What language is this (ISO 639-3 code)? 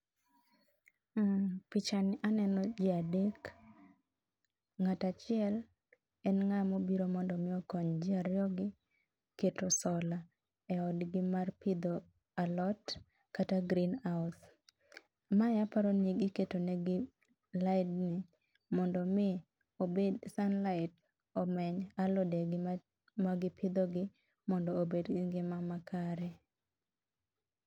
luo